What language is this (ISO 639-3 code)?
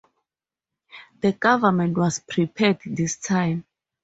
eng